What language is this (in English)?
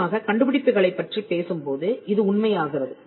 Tamil